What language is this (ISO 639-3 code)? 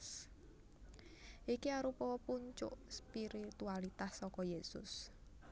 jav